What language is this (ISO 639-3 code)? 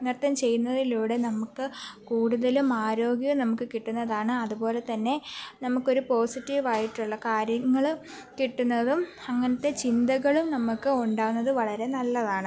mal